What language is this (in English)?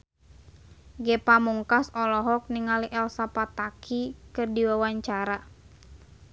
Sundanese